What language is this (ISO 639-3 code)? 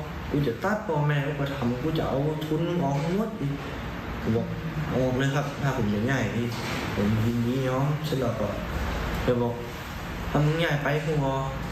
tha